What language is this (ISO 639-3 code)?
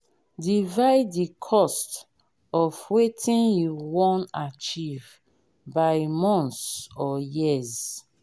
pcm